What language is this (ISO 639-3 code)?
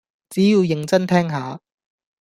yue